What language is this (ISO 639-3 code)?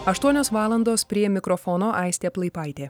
lit